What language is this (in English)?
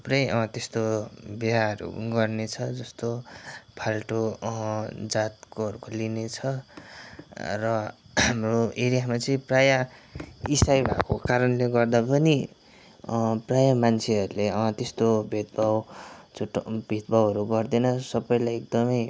Nepali